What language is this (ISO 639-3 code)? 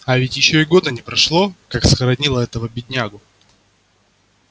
rus